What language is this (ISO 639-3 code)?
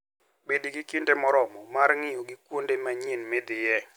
luo